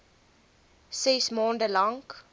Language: Afrikaans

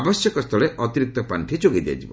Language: Odia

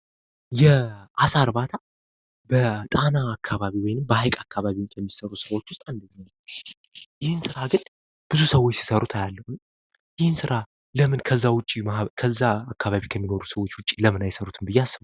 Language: Amharic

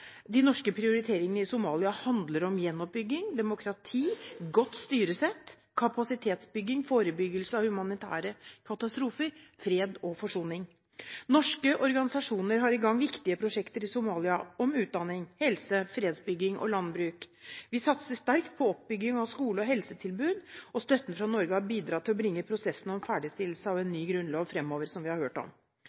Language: Norwegian Bokmål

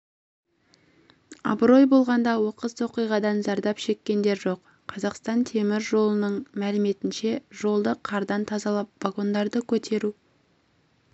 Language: Kazakh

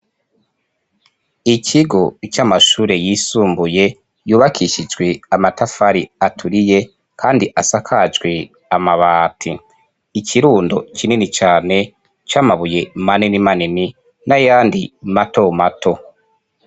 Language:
Rundi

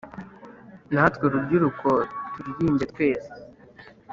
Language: Kinyarwanda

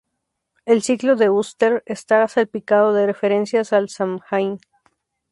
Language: Spanish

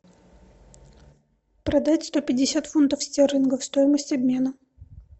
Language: Russian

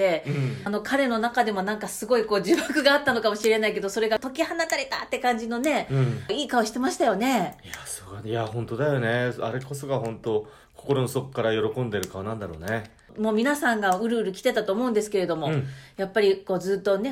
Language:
Japanese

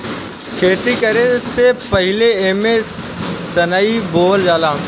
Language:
Bhojpuri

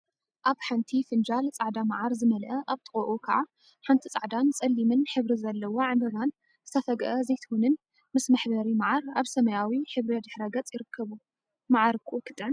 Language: Tigrinya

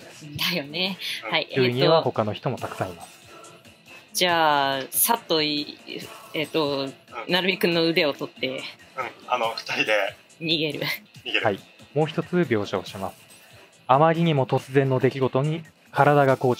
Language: Japanese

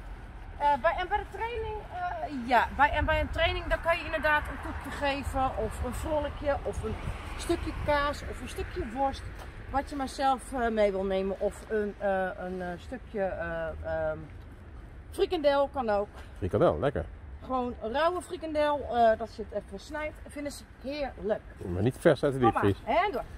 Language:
Dutch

